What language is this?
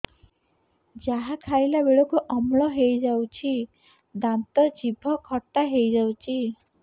Odia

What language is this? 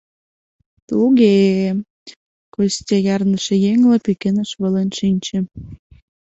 Mari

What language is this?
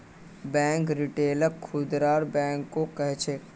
Magahi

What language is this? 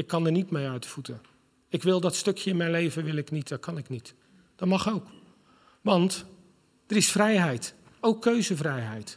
Dutch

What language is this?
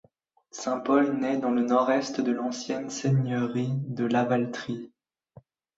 French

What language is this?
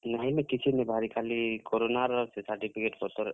Odia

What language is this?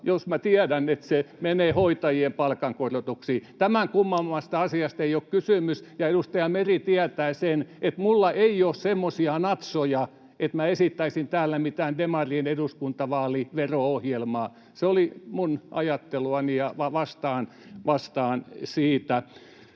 Finnish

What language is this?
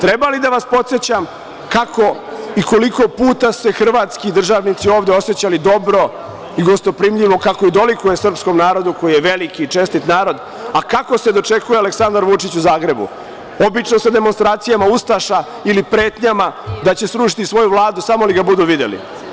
Serbian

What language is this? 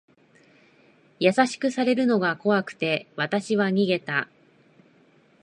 Japanese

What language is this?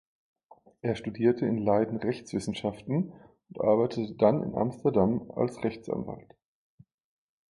German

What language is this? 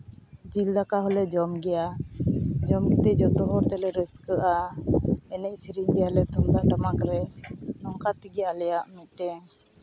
Santali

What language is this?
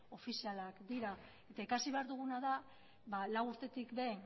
Basque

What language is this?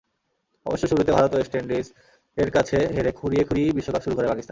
Bangla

